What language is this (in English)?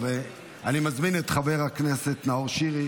Hebrew